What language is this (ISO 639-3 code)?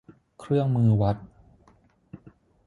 tha